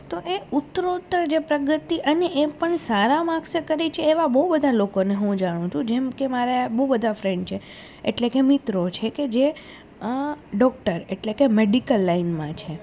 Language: Gujarati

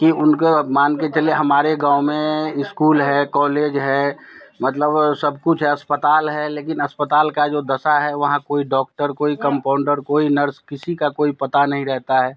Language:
Hindi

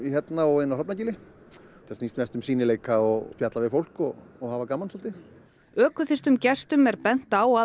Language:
Icelandic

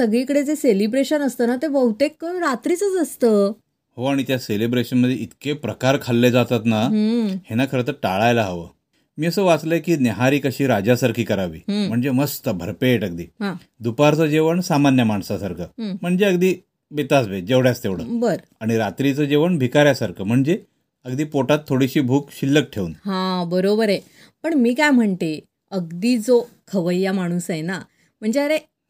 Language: Marathi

